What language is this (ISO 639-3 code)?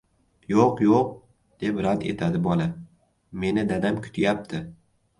uzb